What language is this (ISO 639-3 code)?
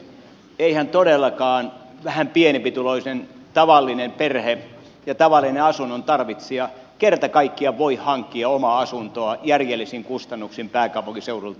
fin